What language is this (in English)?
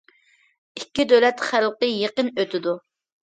Uyghur